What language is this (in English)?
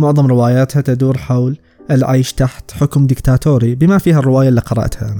Arabic